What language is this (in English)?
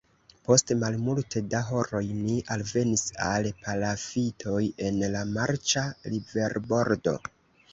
Esperanto